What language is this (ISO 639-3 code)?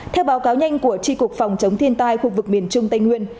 vie